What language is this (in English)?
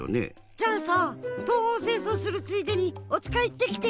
Japanese